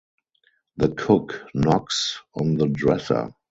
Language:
English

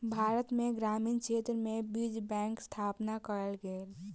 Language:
Maithili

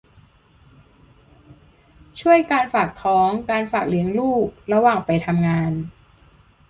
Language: Thai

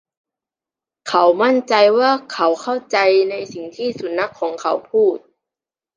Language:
Thai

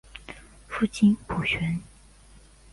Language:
Chinese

